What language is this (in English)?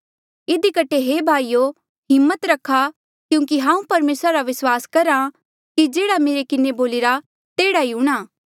Mandeali